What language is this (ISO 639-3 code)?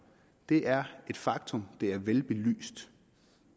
dan